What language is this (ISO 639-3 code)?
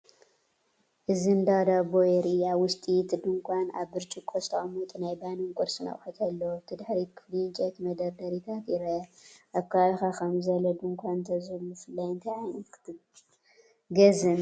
tir